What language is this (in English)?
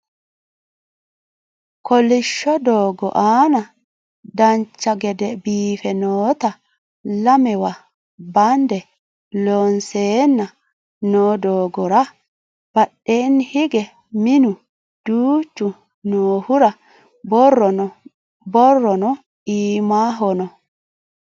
Sidamo